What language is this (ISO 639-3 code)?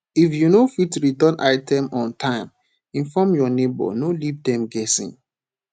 pcm